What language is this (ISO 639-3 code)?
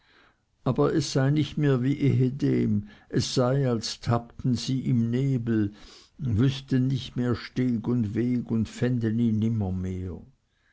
deu